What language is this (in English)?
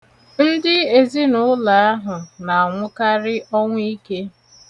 Igbo